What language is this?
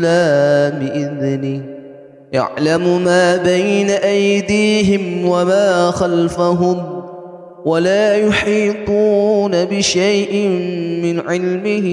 Arabic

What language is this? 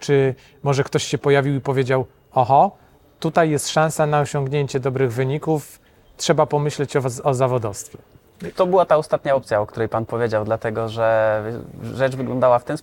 Polish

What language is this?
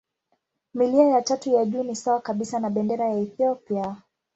Swahili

